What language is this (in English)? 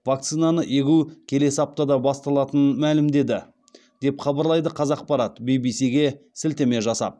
Kazakh